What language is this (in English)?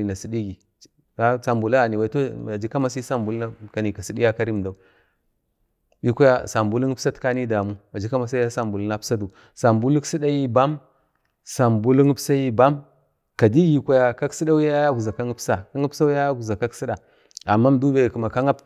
Bade